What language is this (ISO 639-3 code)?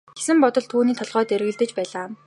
mon